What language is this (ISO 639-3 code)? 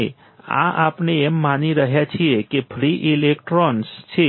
guj